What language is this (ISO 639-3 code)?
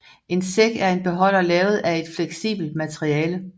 dan